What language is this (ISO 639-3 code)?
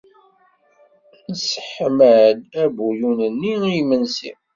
kab